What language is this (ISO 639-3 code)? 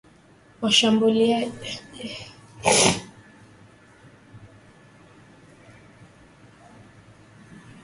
swa